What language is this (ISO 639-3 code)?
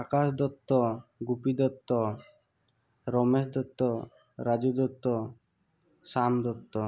asm